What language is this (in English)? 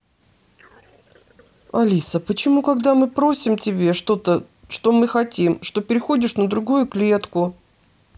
Russian